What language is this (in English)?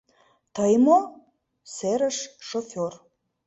Mari